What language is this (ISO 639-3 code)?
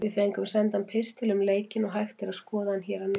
isl